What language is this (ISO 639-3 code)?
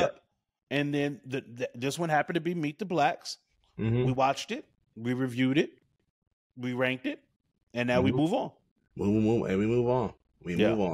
eng